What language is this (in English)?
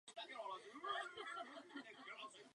Czech